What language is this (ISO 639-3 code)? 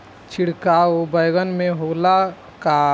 bho